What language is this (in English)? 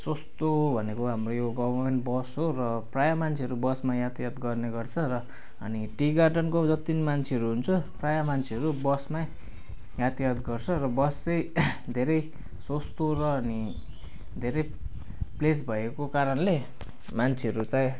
Nepali